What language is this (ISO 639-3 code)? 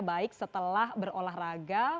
ind